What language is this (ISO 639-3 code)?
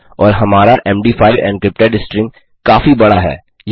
hin